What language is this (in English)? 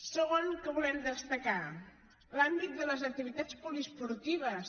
Catalan